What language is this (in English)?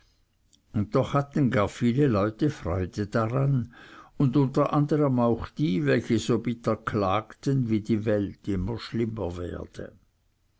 German